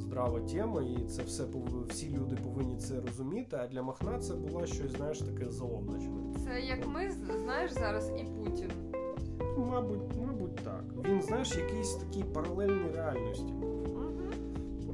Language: Ukrainian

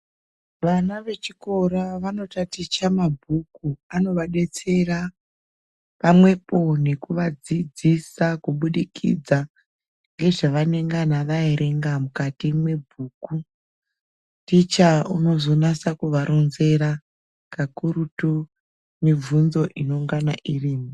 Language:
Ndau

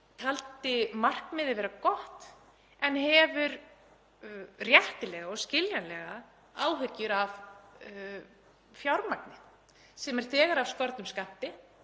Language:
Icelandic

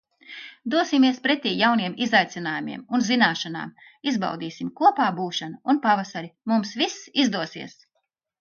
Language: Latvian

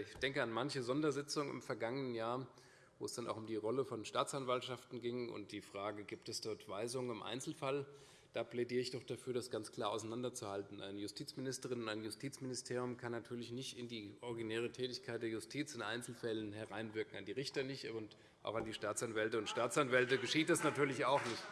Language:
German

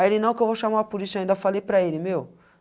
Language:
Portuguese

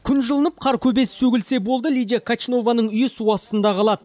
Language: Kazakh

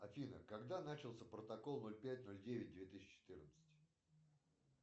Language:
Russian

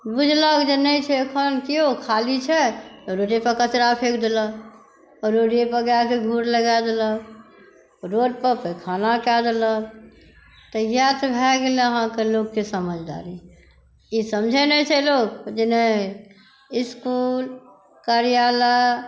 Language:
Maithili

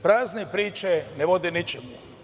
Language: Serbian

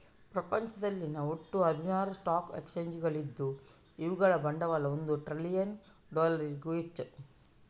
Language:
Kannada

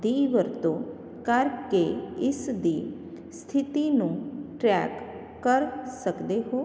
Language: Punjabi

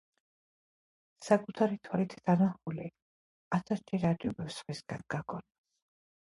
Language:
Georgian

